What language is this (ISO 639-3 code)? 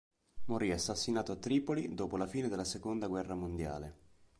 ita